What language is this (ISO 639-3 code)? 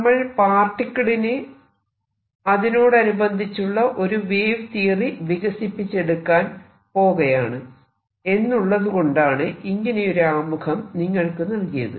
mal